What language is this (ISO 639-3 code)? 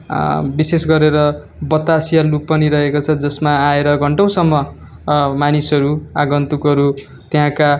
nep